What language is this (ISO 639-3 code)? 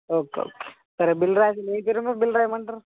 tel